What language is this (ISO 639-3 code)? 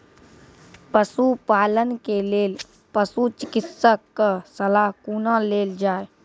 mai